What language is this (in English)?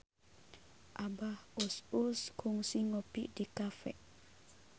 Sundanese